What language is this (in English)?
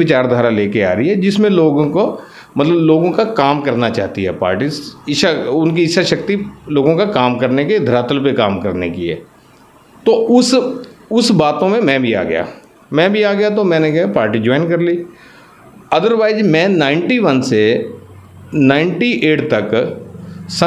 Hindi